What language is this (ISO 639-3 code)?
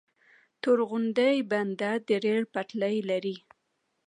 pus